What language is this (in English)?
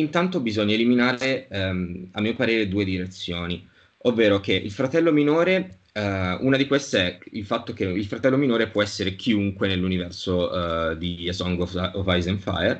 Italian